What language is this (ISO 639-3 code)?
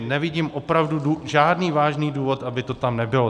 ces